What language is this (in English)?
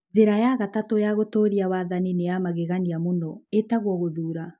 Kikuyu